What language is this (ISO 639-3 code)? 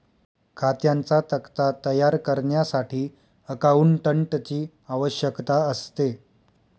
mar